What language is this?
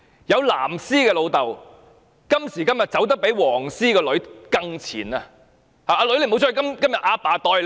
Cantonese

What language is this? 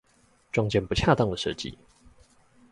Chinese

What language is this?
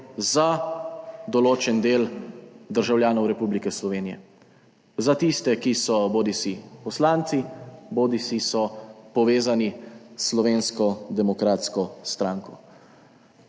Slovenian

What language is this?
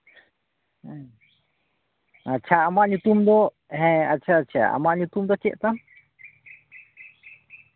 Santali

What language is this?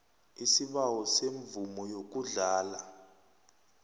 South Ndebele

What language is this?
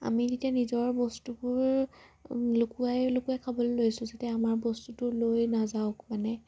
Assamese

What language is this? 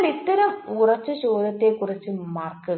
Malayalam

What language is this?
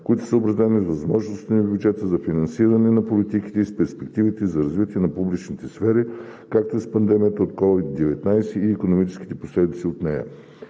Bulgarian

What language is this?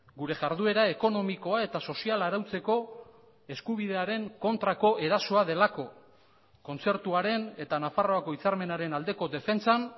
Basque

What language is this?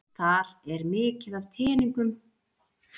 Icelandic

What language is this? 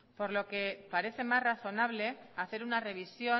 Spanish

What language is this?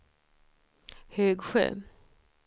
Swedish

